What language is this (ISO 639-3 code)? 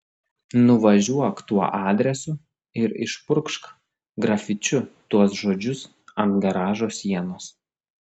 lit